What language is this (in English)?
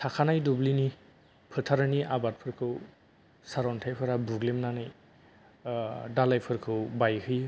Bodo